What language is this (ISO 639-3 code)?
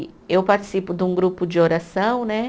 por